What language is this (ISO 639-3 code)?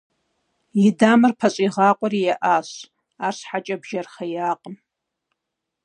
kbd